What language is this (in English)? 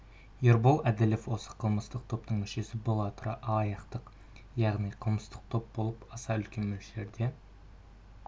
Kazakh